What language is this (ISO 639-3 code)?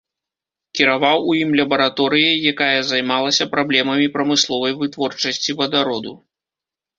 bel